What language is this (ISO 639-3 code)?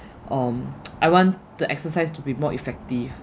eng